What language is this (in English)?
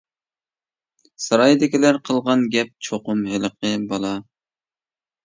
Uyghur